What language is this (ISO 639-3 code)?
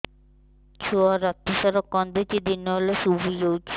ori